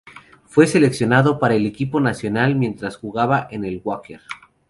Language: Spanish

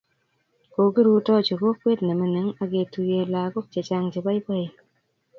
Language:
Kalenjin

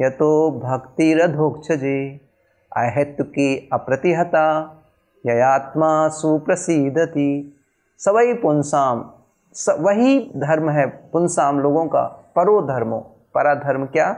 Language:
Hindi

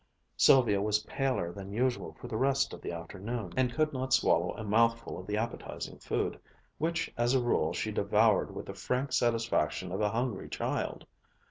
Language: English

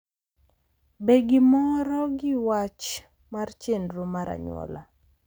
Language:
Luo (Kenya and Tanzania)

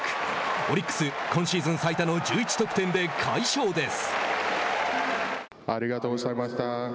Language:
Japanese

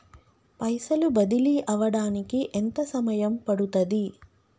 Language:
Telugu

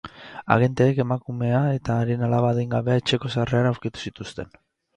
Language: Basque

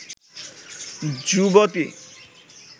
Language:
Bangla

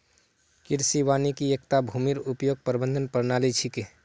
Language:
Magahi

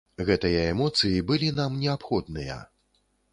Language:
Belarusian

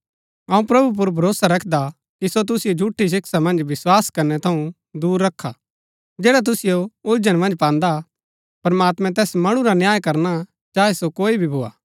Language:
Gaddi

